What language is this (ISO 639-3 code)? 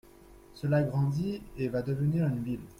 fra